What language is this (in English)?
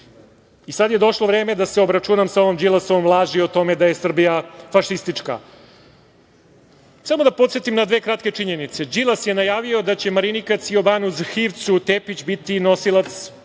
Serbian